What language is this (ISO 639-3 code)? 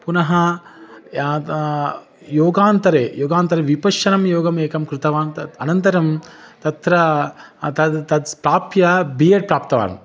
san